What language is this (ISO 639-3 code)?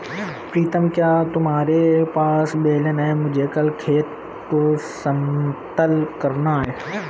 hin